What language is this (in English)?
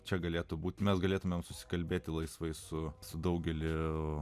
Lithuanian